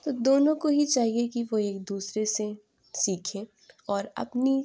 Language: Urdu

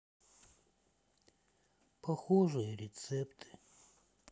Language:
Russian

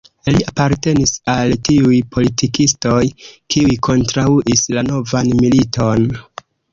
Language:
Esperanto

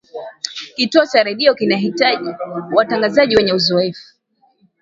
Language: Swahili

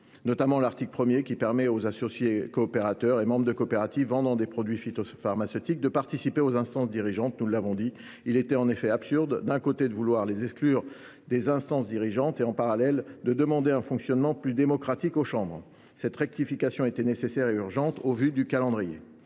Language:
French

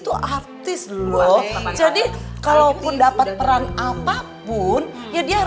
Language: Indonesian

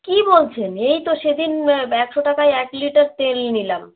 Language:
Bangla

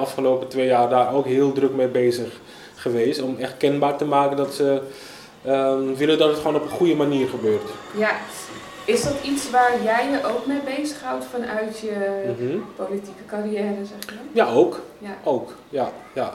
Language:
Dutch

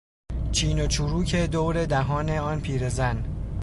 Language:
Persian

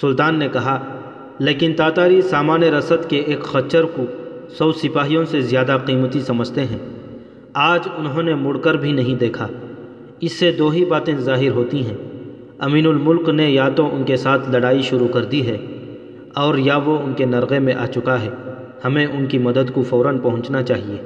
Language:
Urdu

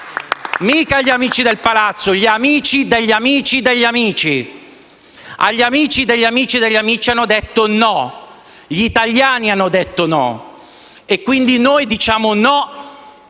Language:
Italian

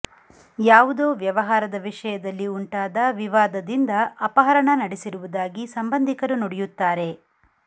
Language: Kannada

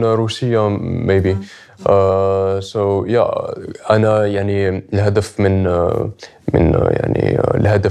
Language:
Arabic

